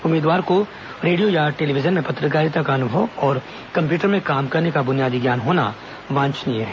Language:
Hindi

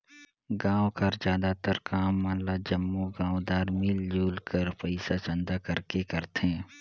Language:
Chhattisgarhi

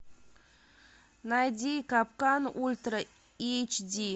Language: Russian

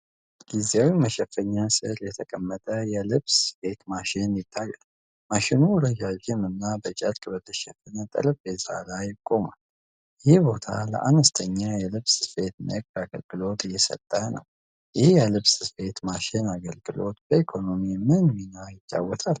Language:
Amharic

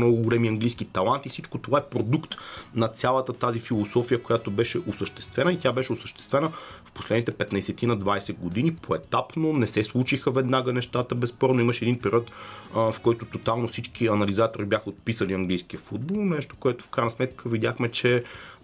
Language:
Bulgarian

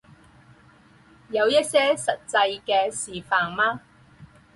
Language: Chinese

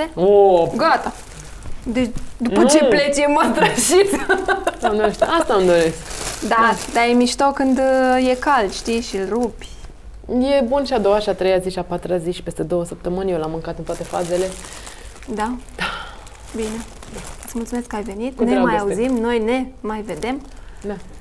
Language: Romanian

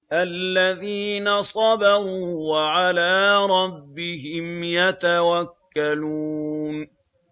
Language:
Arabic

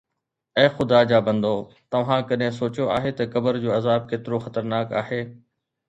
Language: Sindhi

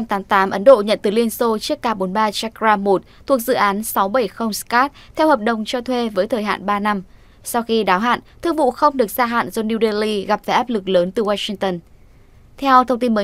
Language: Vietnamese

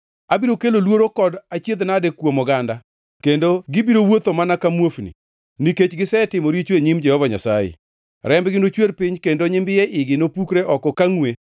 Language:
Luo (Kenya and Tanzania)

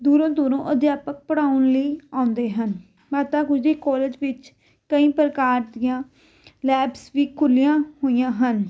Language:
Punjabi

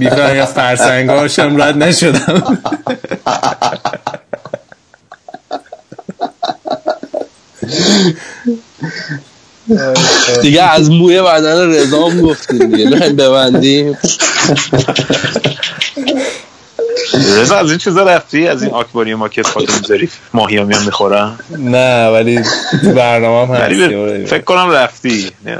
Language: Persian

